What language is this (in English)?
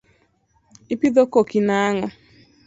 Luo (Kenya and Tanzania)